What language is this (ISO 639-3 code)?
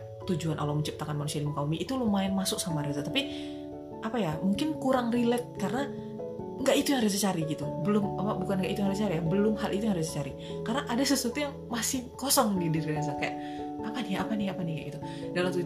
ind